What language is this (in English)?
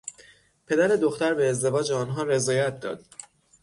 Persian